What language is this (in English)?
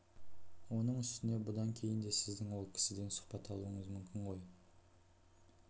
Kazakh